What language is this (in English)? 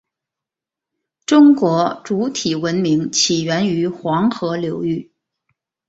Chinese